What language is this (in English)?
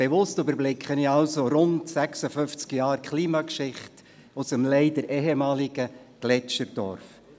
Swiss German